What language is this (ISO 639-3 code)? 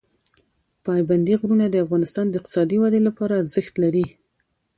pus